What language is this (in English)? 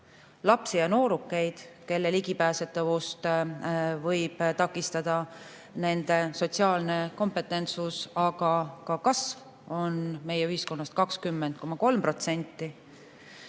Estonian